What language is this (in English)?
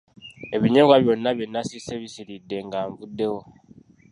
Ganda